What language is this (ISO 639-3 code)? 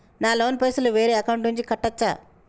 tel